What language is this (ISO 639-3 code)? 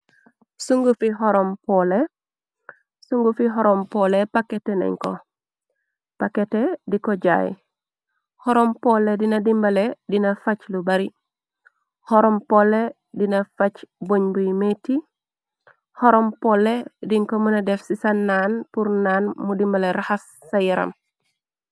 wol